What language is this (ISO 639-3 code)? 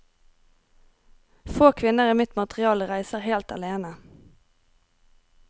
nor